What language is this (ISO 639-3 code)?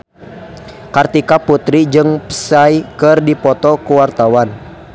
sun